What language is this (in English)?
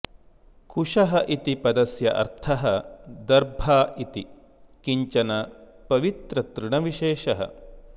Sanskrit